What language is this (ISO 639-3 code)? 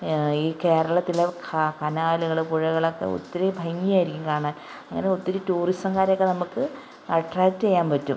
mal